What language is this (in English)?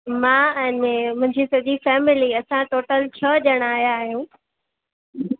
Sindhi